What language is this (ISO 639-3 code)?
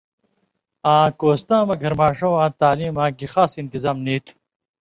mvy